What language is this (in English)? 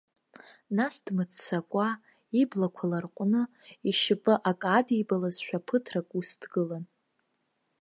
Abkhazian